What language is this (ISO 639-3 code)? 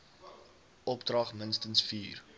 afr